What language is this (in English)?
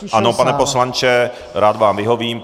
Czech